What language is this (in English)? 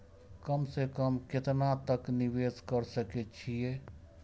Maithili